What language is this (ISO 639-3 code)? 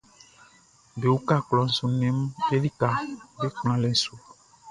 bci